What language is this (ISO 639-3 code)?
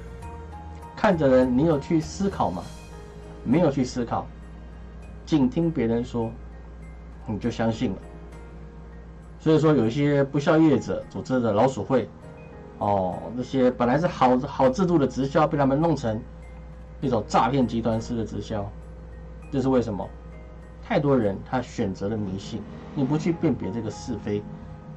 zho